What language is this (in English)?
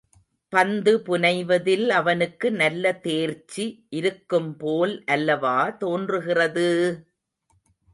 Tamil